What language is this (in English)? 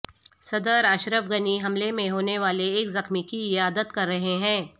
Urdu